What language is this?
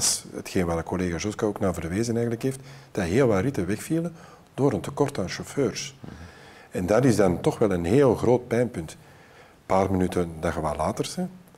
Dutch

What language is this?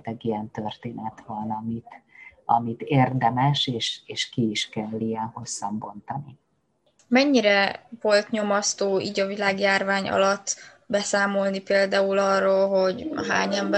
Hungarian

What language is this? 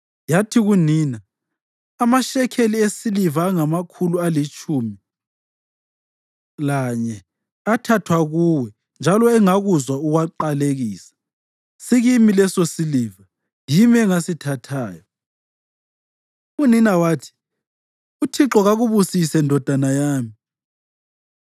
North Ndebele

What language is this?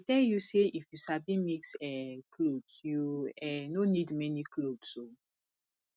Nigerian Pidgin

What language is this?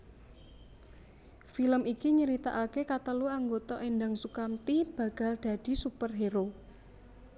Javanese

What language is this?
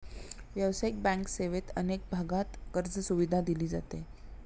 Marathi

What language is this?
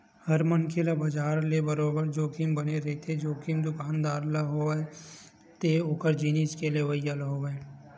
Chhattisgarhi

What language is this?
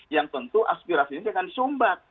Indonesian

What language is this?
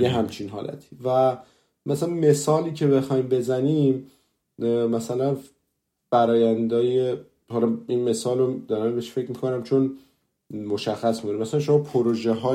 Persian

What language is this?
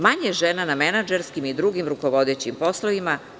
Serbian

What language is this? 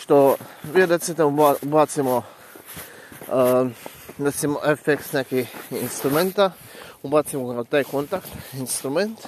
Croatian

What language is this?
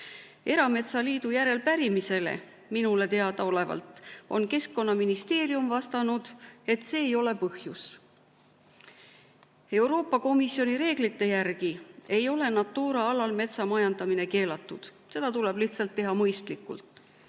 Estonian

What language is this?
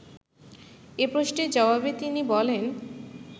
Bangla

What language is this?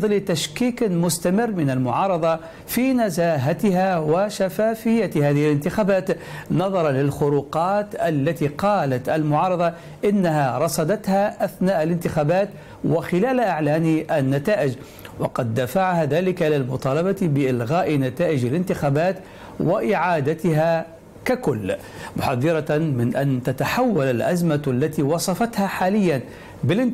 Arabic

